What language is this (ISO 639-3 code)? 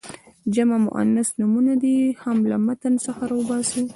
pus